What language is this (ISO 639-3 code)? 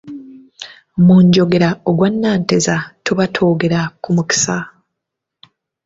lug